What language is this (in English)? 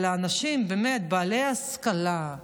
Hebrew